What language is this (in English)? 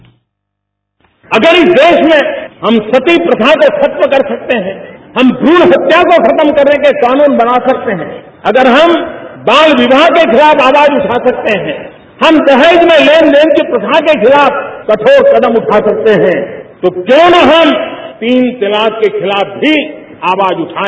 Hindi